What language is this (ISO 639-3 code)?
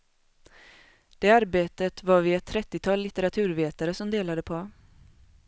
swe